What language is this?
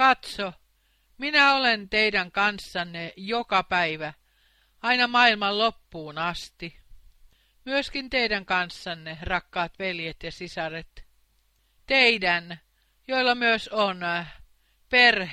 Finnish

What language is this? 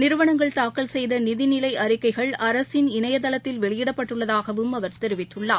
Tamil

